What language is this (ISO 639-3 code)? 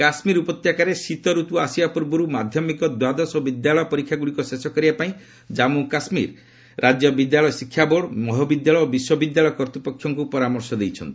ori